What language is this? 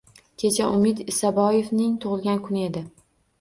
Uzbek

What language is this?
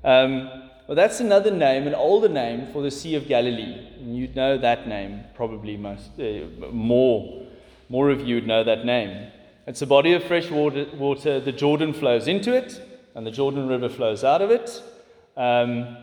English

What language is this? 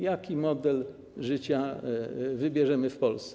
Polish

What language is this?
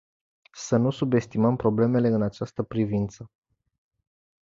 Romanian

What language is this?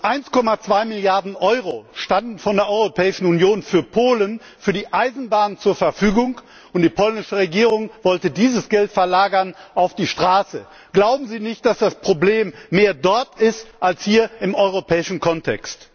German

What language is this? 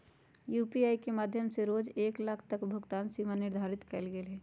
Magahi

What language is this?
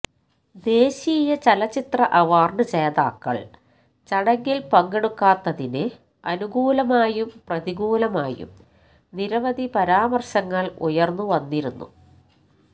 Malayalam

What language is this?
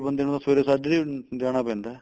Punjabi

